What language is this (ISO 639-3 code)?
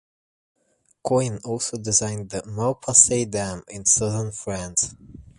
eng